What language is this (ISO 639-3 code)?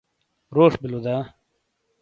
scl